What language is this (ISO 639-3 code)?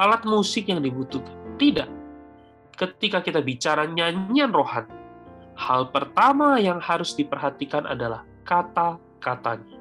ind